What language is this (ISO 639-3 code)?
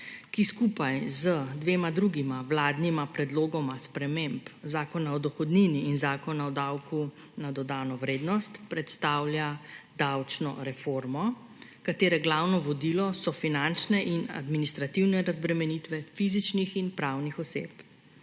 slv